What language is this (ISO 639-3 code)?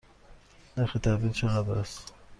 fas